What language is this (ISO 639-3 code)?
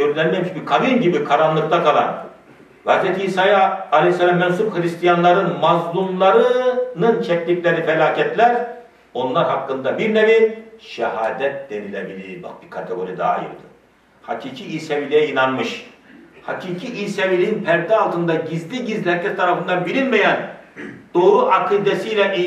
tur